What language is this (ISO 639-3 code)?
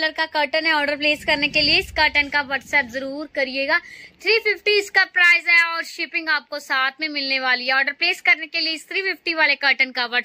hin